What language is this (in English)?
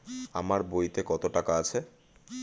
Bangla